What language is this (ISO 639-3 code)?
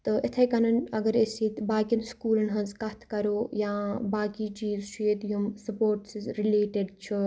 kas